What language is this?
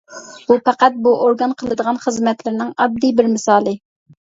Uyghur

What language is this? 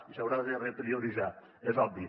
Catalan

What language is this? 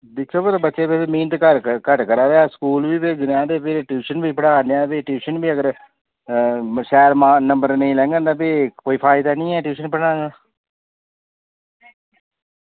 Dogri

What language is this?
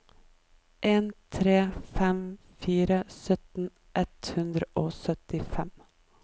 Norwegian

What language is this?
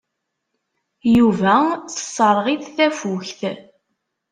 Kabyle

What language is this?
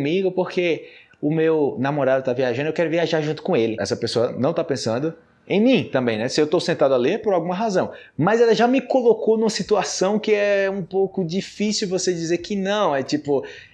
Portuguese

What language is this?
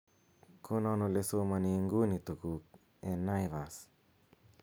Kalenjin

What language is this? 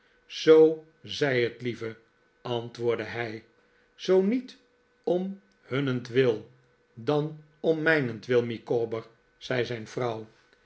Dutch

